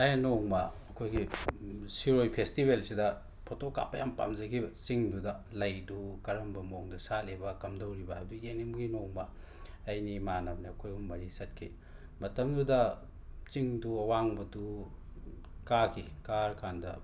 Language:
Manipuri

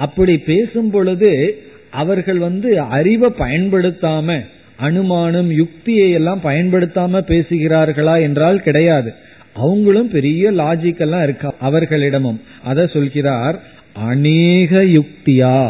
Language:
Tamil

